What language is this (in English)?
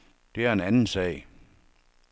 Danish